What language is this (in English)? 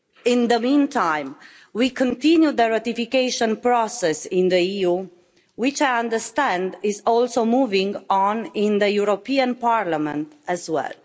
English